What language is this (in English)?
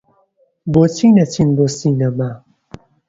Central Kurdish